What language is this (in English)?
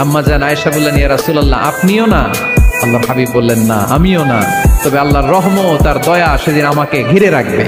Turkish